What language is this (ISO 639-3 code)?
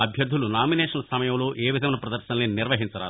tel